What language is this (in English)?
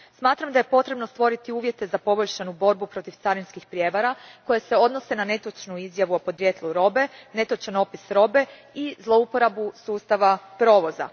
Croatian